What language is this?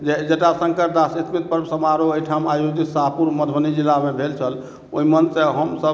Maithili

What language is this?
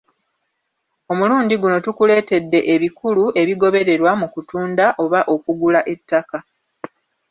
Ganda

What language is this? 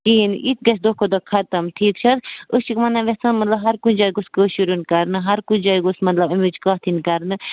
Kashmiri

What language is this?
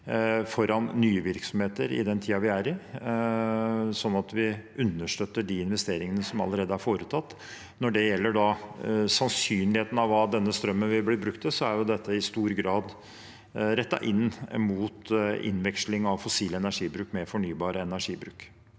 Norwegian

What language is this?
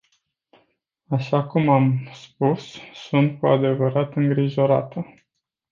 Romanian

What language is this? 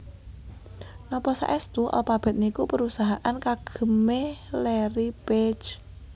Javanese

